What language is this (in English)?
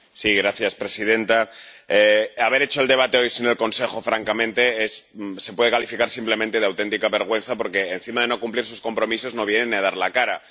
Spanish